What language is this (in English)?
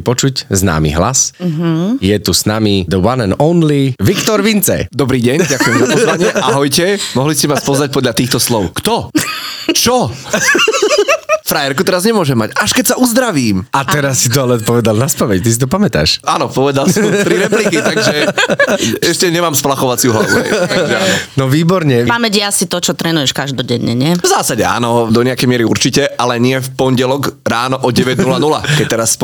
Slovak